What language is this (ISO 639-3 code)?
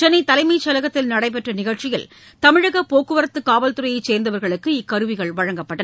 tam